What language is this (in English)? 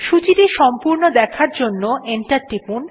Bangla